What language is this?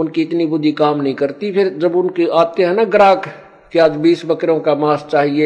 Hindi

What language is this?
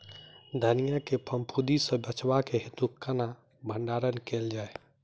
Maithili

